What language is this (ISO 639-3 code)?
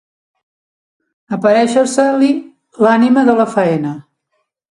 cat